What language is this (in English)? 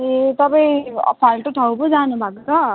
Nepali